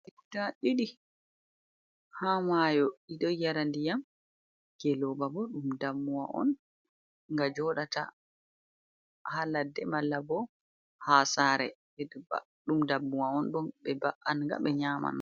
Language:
Fula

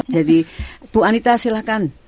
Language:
Indonesian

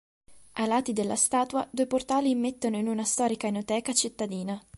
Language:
Italian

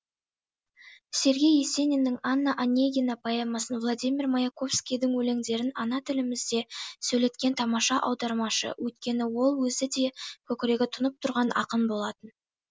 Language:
Kazakh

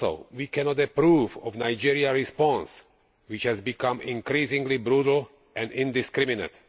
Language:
English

